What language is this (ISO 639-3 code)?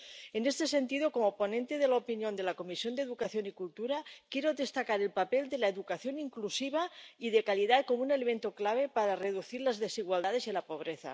spa